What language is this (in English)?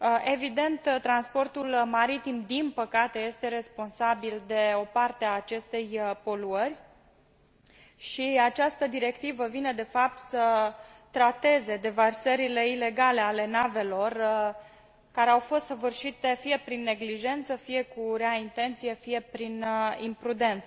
Romanian